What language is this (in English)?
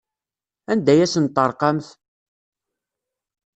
Kabyle